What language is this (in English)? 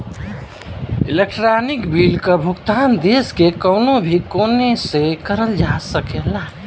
Bhojpuri